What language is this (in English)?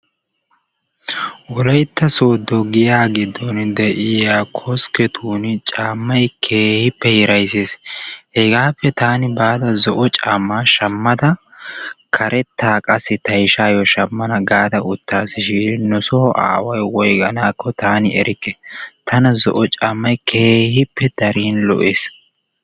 Wolaytta